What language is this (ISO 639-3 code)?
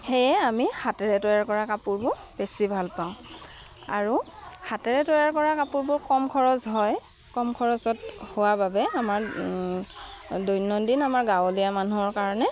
asm